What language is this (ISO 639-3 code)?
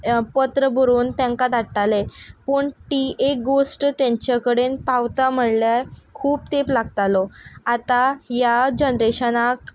kok